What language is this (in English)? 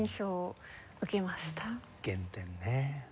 Japanese